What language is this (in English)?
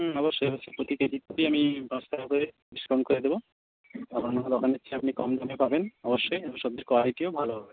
Bangla